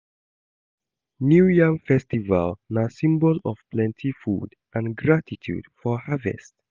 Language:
Nigerian Pidgin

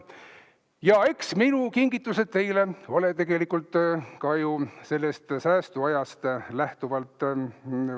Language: Estonian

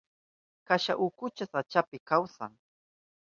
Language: Southern Pastaza Quechua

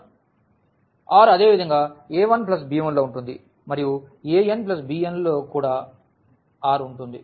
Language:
Telugu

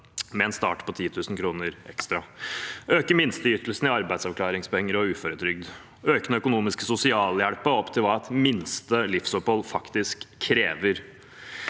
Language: Norwegian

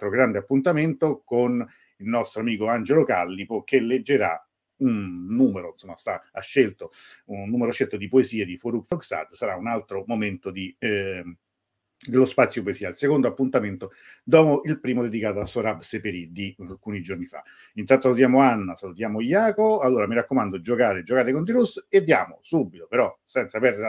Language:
Italian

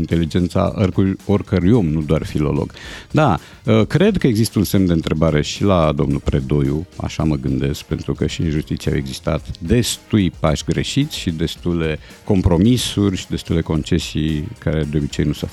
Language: Romanian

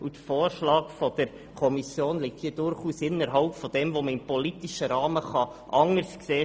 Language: Swiss German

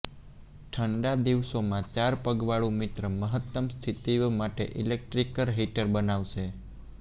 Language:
Gujarati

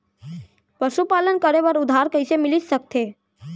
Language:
Chhattisgarhi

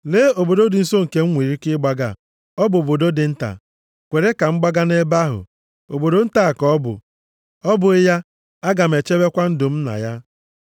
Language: Igbo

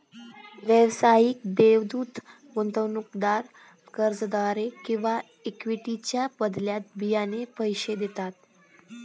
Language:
Marathi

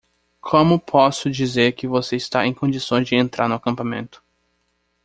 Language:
Portuguese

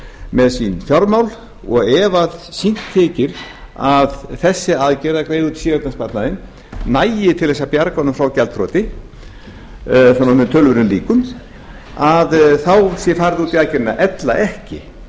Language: Icelandic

